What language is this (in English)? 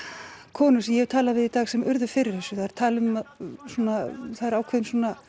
Icelandic